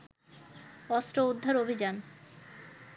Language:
Bangla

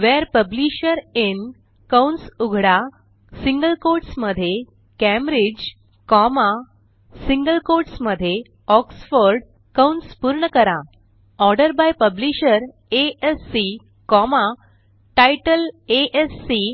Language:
Marathi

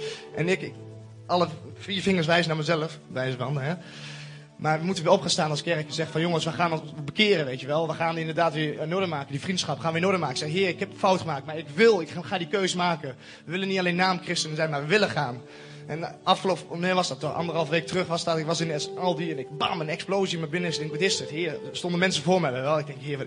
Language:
Dutch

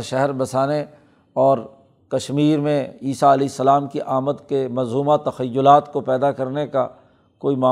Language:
Urdu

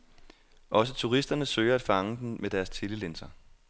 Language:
Danish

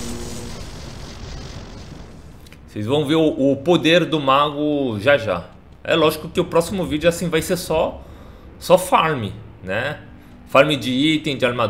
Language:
Portuguese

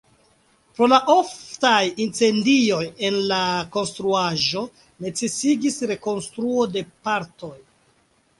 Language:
Esperanto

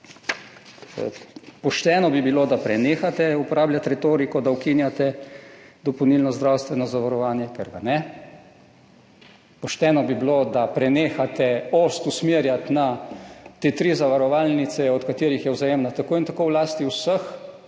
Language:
Slovenian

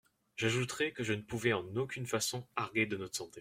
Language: French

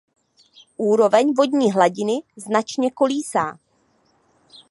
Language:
Czech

